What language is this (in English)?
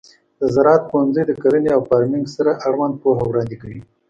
Pashto